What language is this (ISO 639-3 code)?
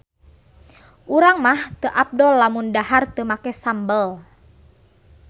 sun